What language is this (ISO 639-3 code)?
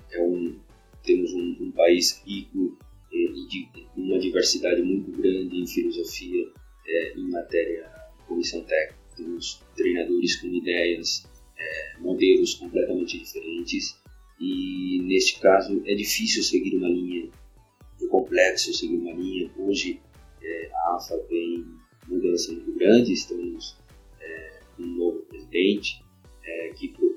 por